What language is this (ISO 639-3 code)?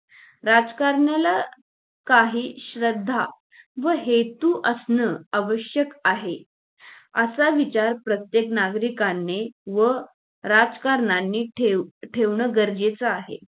mar